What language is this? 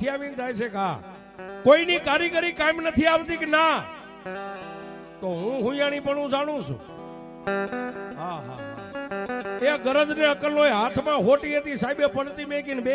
Arabic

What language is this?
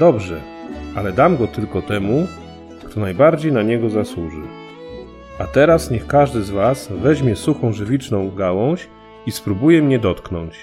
Polish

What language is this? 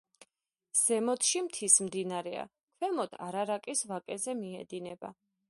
Georgian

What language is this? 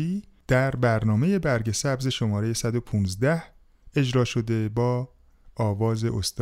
Persian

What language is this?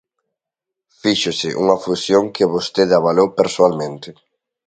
Galician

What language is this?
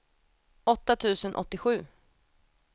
Swedish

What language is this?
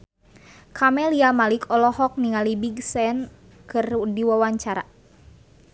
Sundanese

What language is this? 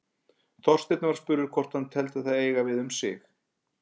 Icelandic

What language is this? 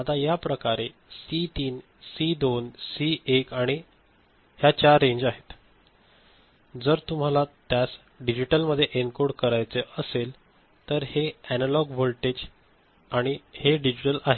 Marathi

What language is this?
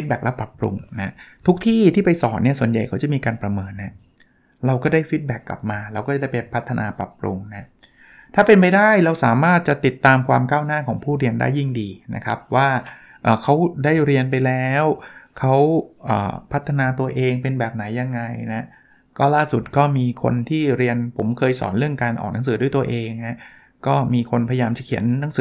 Thai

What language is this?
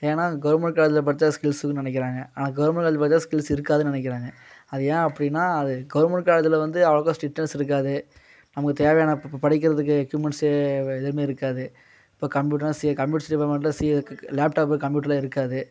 Tamil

